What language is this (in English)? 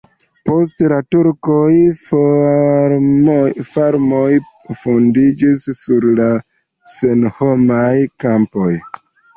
Esperanto